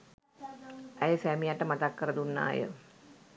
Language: Sinhala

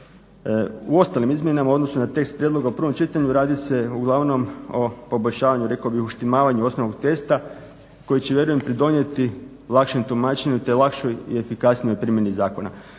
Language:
Croatian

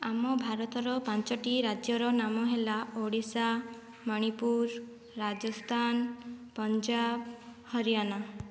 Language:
Odia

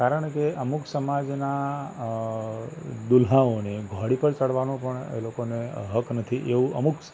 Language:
Gujarati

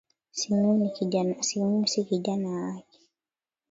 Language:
Swahili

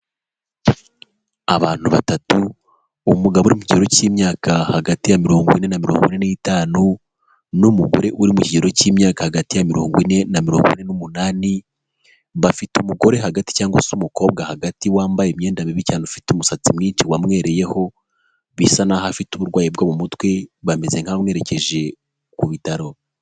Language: Kinyarwanda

